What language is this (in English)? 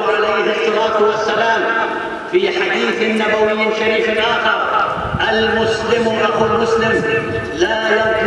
Arabic